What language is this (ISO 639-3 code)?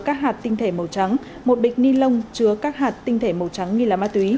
vie